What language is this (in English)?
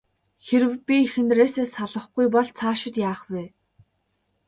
Mongolian